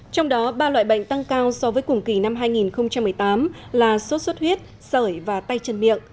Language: Vietnamese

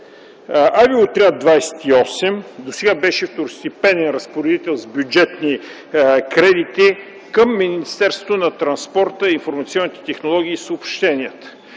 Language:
Bulgarian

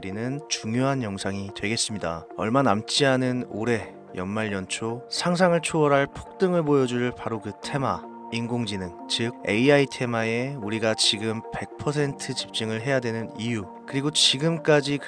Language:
Korean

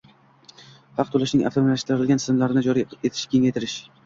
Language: Uzbek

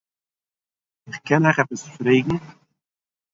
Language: Yiddish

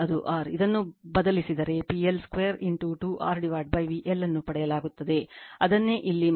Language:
Kannada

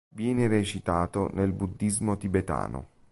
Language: Italian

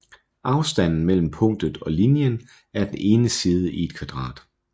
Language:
Danish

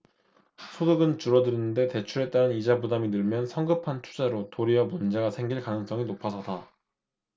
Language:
Korean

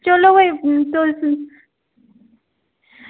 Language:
Dogri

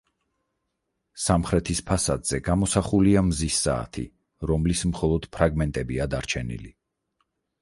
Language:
Georgian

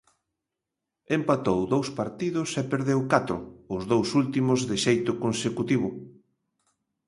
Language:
Galician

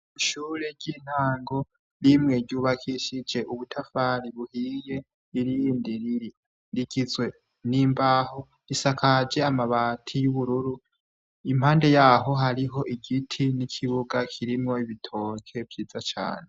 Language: Rundi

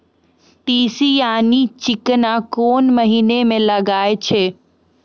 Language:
Maithili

